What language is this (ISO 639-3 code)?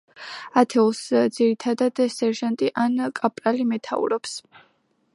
kat